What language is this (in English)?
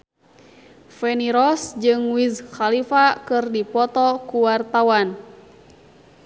Sundanese